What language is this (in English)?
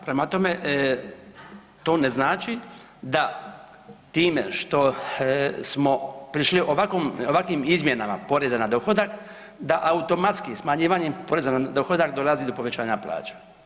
Croatian